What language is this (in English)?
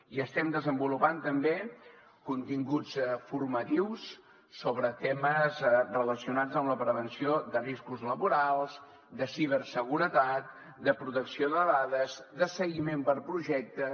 Catalan